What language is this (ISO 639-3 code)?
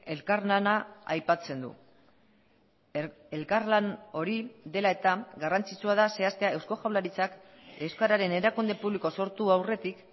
eus